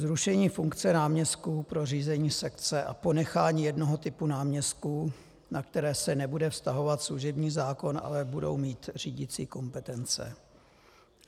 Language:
Czech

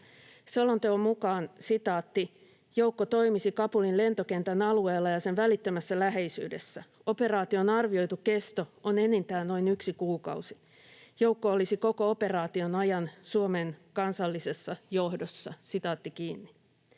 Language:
Finnish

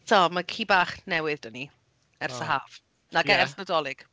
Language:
Welsh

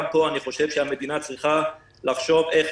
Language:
Hebrew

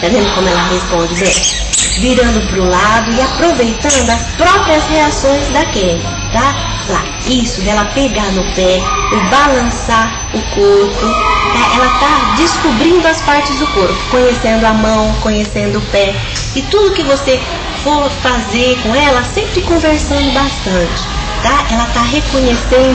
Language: Portuguese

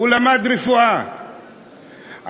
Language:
Hebrew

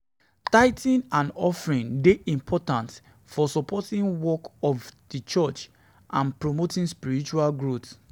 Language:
Nigerian Pidgin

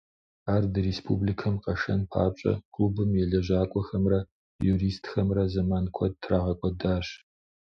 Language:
Kabardian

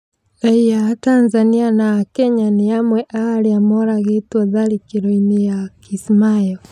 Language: Kikuyu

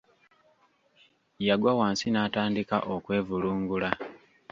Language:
Ganda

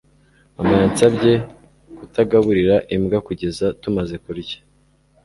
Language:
Kinyarwanda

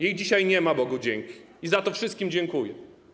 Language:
Polish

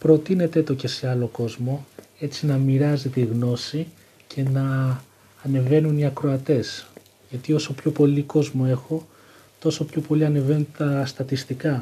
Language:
Greek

